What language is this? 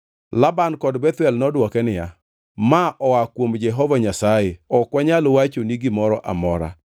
Luo (Kenya and Tanzania)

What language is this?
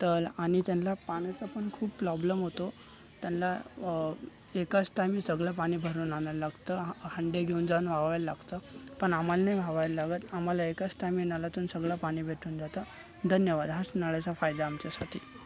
Marathi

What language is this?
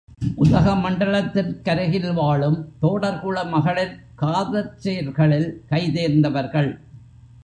Tamil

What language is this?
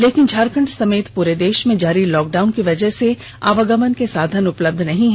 Hindi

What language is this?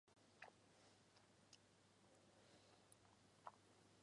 Chinese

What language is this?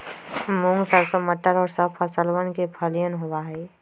Magahi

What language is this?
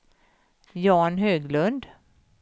Swedish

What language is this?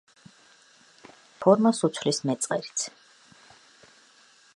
Georgian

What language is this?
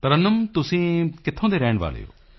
Punjabi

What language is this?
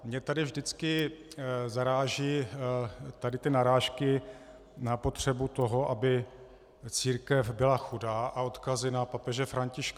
Czech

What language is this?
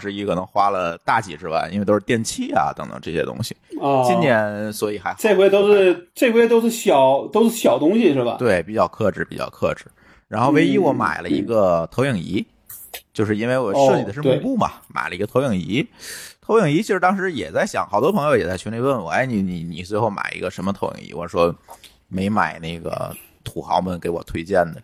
Chinese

